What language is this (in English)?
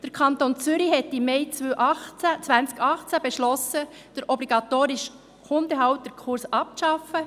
Swiss German